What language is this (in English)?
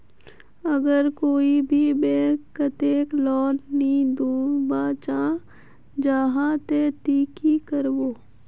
Magahi